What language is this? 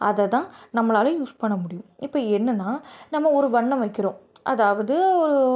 Tamil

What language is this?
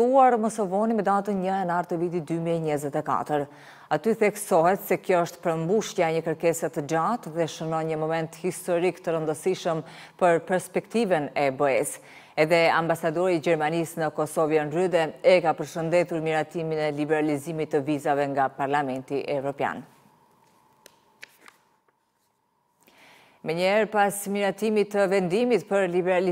Romanian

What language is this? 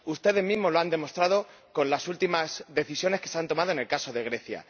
Spanish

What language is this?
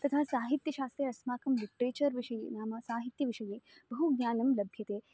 Sanskrit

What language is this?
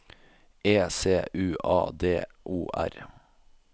Norwegian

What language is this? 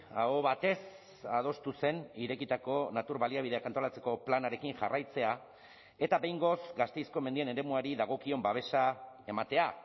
Basque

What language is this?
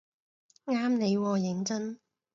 Cantonese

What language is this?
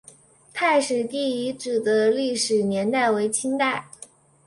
Chinese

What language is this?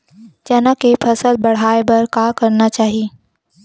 Chhattisgarhi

